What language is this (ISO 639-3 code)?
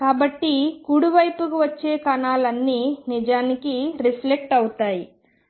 tel